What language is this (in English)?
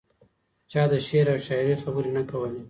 Pashto